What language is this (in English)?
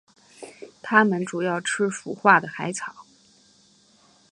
Chinese